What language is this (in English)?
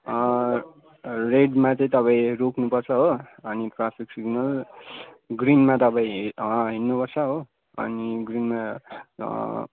Nepali